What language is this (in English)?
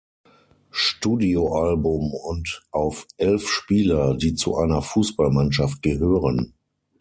German